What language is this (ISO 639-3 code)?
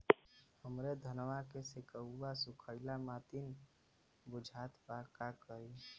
bho